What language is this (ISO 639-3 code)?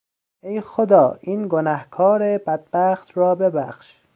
fas